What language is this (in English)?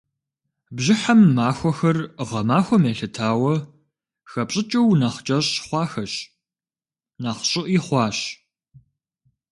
Kabardian